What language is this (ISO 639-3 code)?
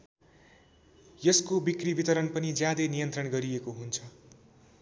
nep